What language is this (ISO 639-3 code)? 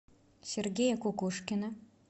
rus